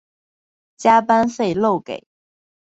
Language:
Chinese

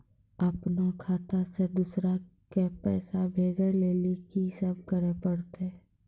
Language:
Maithili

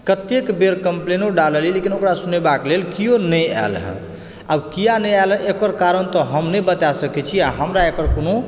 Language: Maithili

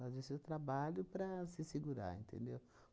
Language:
Portuguese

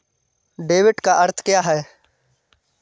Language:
Hindi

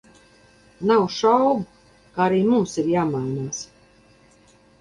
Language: Latvian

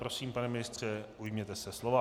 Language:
Czech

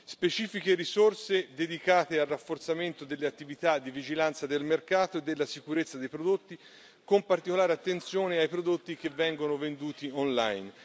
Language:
Italian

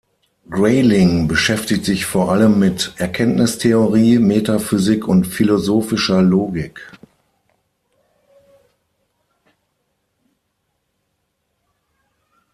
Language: German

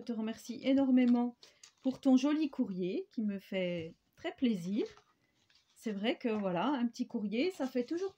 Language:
French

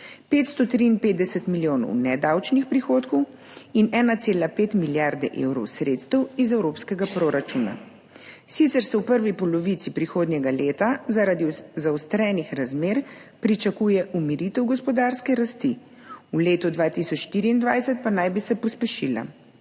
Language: Slovenian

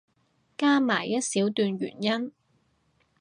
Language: Cantonese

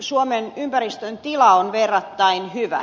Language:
Finnish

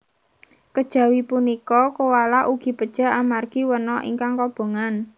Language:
Javanese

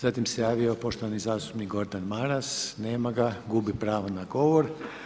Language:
Croatian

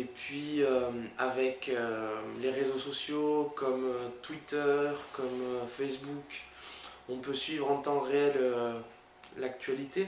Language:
French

